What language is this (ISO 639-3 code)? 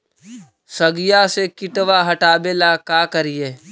mag